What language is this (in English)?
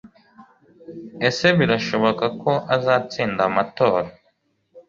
Kinyarwanda